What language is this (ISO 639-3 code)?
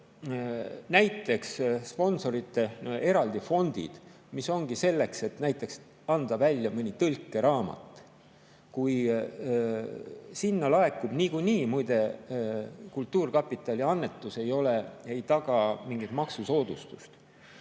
est